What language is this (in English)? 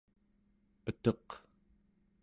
Central Yupik